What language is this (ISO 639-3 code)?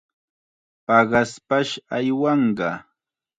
qxa